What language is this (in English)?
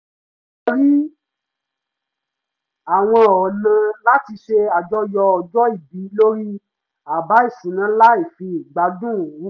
Yoruba